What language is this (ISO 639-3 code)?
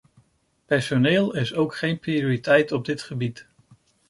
nld